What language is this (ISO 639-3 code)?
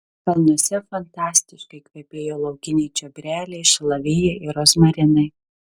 lit